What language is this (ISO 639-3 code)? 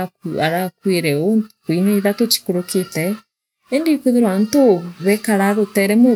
mer